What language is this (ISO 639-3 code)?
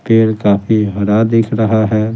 hin